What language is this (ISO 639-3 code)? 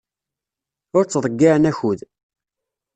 kab